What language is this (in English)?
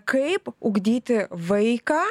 Lithuanian